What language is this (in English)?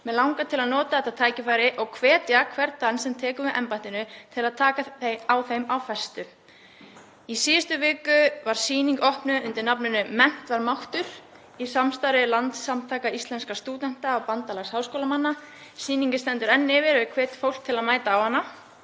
Icelandic